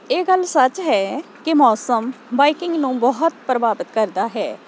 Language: Punjabi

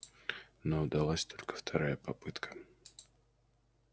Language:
Russian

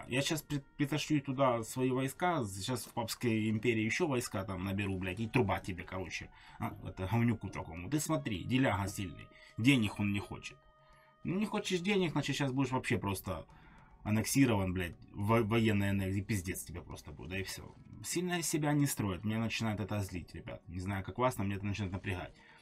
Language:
Russian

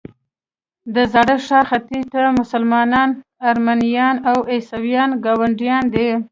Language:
Pashto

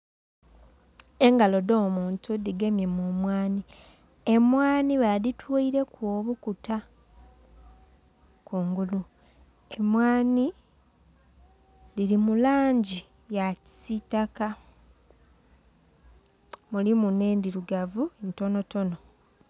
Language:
Soga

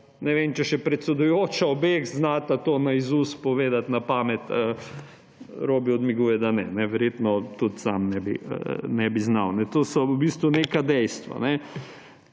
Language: Slovenian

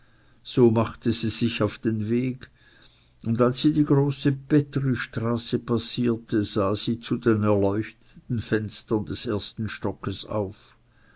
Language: German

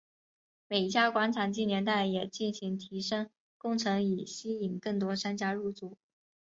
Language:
Chinese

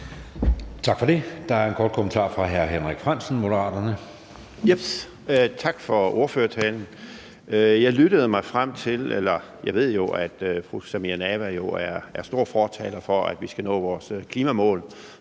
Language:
Danish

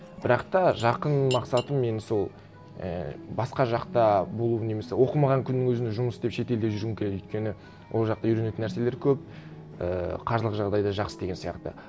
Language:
Kazakh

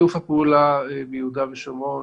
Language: Hebrew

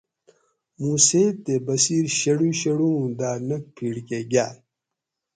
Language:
Gawri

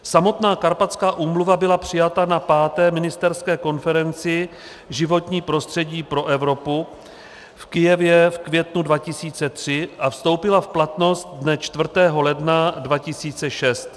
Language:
Czech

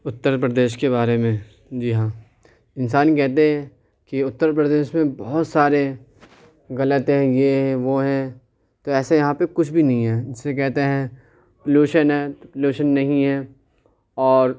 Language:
Urdu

